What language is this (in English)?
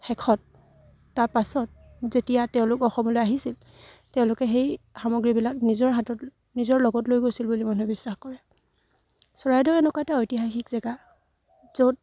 Assamese